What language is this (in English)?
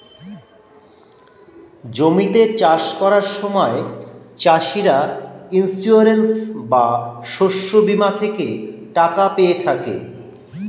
Bangla